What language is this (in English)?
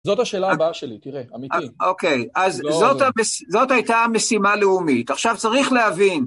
Hebrew